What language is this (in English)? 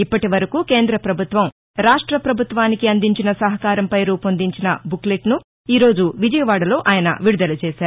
Telugu